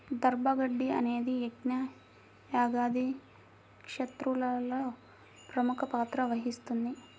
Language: Telugu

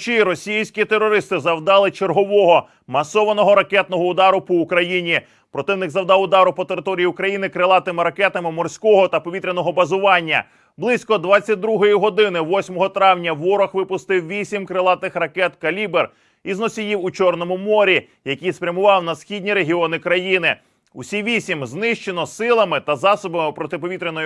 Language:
Ukrainian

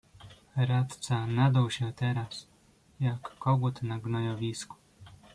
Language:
Polish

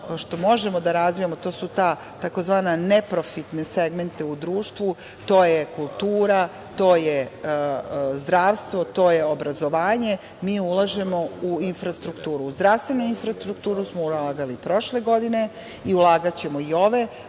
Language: Serbian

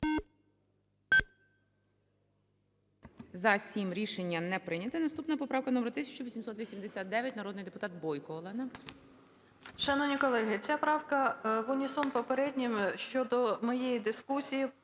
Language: Ukrainian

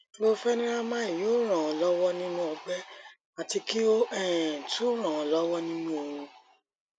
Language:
Yoruba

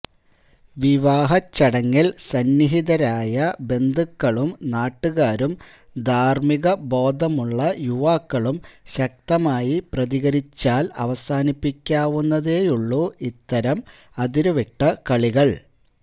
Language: Malayalam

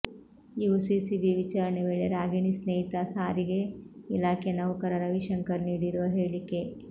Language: Kannada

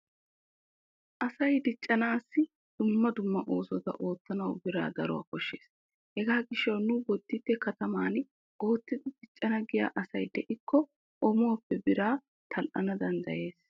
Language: Wolaytta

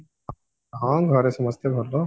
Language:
Odia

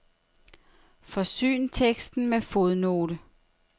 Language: Danish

